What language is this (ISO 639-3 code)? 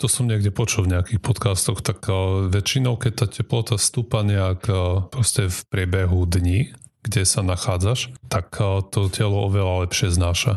slk